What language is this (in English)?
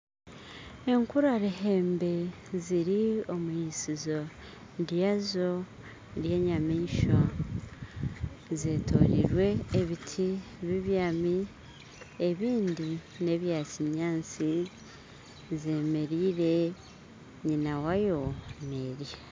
Nyankole